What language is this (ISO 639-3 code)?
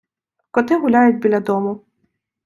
ukr